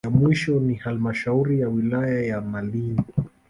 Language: Swahili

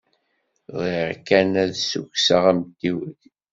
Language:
Kabyle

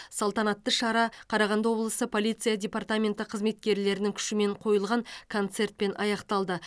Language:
Kazakh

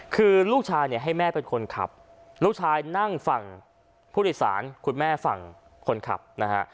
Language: Thai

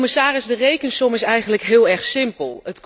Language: Dutch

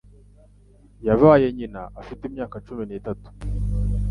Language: Kinyarwanda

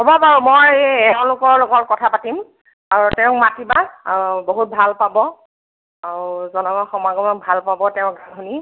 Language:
Assamese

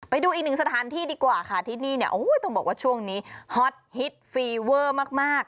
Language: Thai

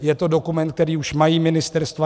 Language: Czech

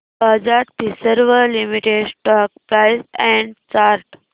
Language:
Marathi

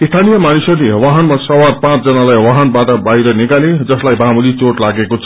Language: Nepali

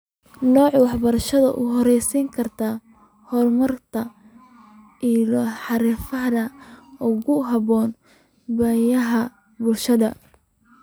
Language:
Somali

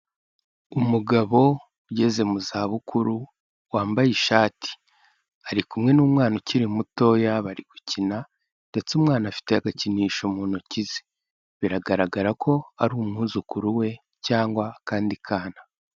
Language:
Kinyarwanda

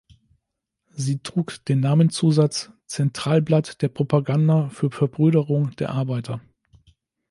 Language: German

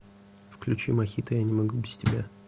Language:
Russian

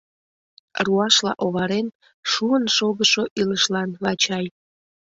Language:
Mari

